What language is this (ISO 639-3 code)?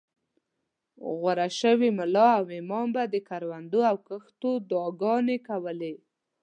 pus